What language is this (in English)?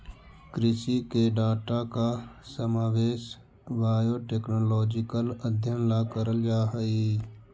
Magahi